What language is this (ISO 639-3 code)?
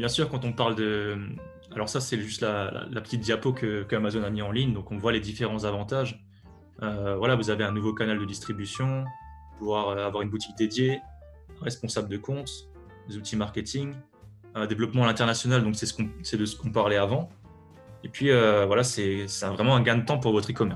fra